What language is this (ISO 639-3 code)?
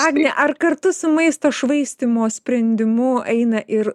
lit